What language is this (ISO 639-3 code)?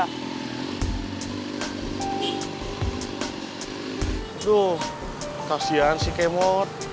ind